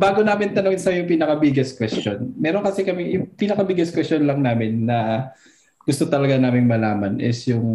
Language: Filipino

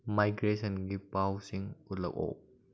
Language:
Manipuri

